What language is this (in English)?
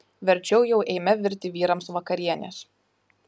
Lithuanian